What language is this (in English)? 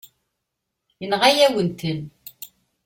Kabyle